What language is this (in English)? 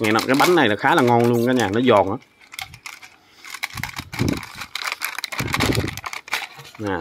Vietnamese